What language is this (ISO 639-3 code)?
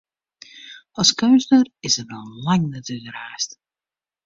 fry